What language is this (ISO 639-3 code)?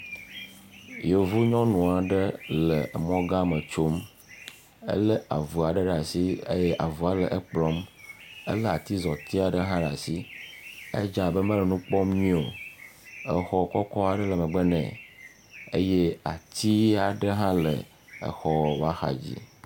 ewe